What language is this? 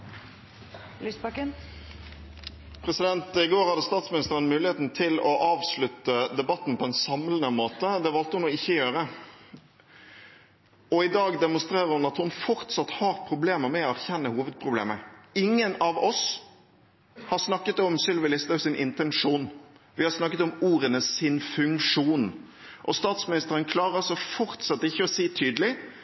Norwegian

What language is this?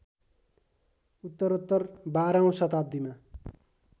Nepali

